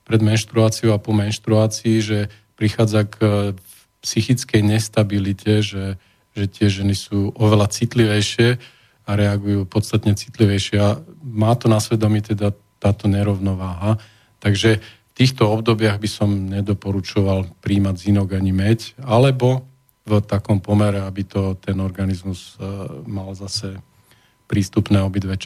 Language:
Slovak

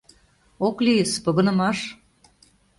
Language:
Mari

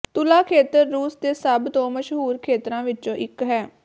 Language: Punjabi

